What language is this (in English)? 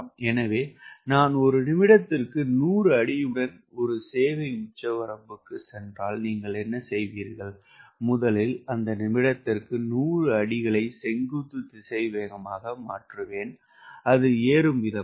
Tamil